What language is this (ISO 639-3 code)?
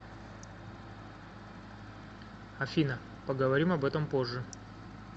rus